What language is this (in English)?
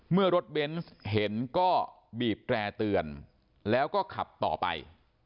Thai